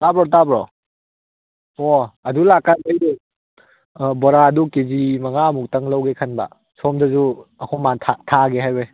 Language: Manipuri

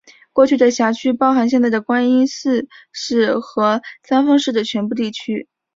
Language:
Chinese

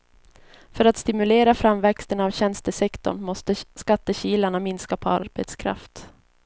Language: Swedish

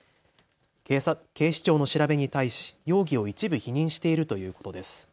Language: Japanese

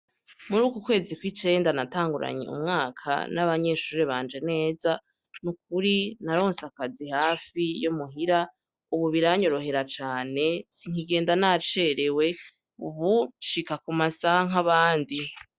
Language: Rundi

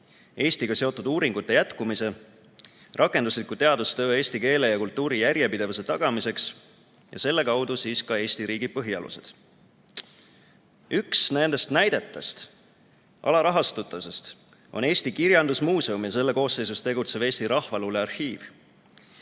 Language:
Estonian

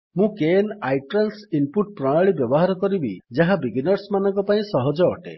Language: Odia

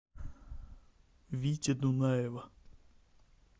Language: Russian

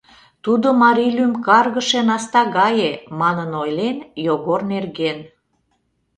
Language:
Mari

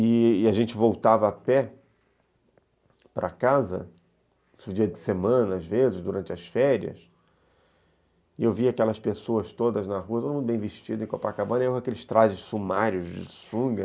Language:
Portuguese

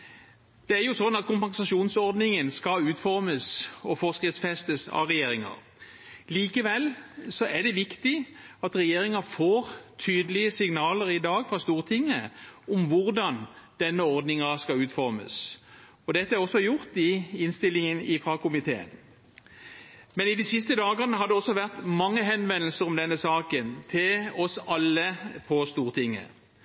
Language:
Norwegian Bokmål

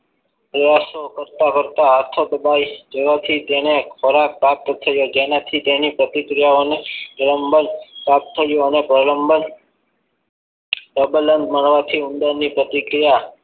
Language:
Gujarati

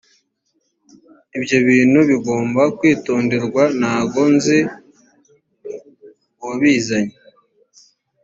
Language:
Kinyarwanda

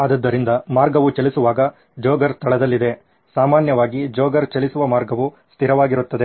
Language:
Kannada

